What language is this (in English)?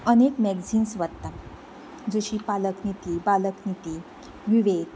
Konkani